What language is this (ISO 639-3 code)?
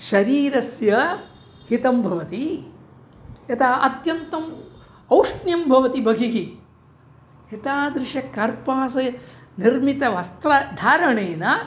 san